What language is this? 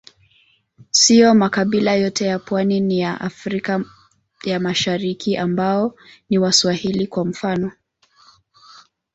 Swahili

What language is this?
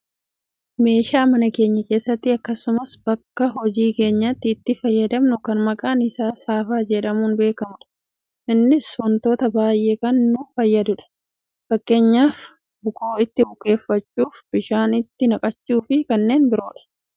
Oromo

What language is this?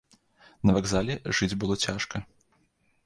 Belarusian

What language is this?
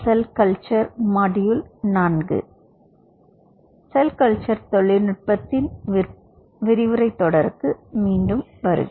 Tamil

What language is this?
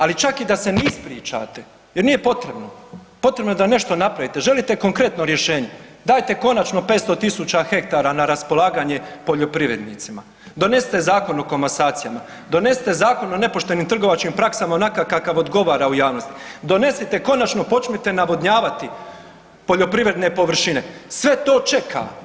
Croatian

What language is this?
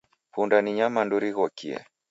Taita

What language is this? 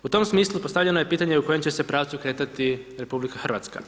Croatian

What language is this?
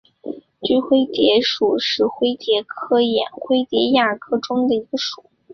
Chinese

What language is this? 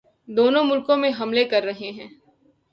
Urdu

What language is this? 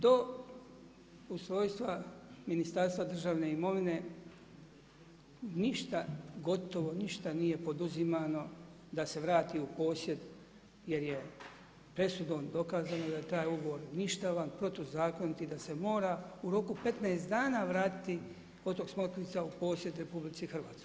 Croatian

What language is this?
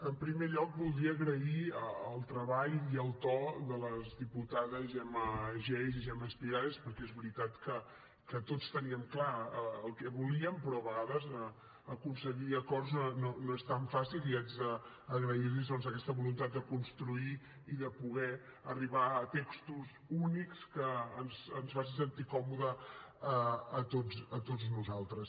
Catalan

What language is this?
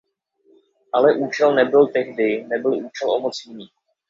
Czech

